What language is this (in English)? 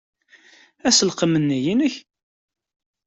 Kabyle